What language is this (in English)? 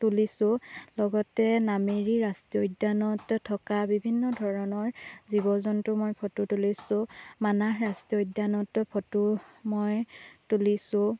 Assamese